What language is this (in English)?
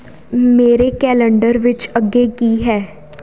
Punjabi